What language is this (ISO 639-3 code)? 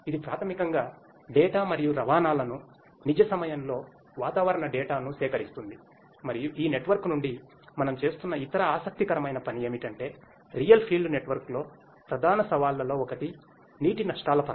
tel